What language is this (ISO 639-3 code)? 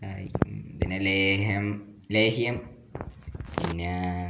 mal